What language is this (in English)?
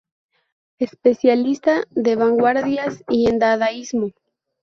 Spanish